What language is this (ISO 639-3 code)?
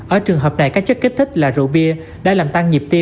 vie